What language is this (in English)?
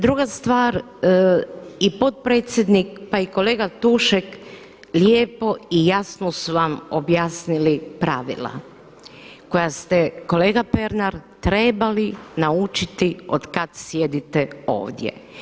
Croatian